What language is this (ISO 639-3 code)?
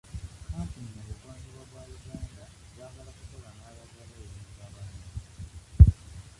lug